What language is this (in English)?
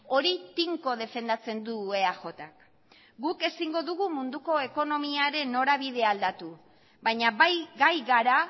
Basque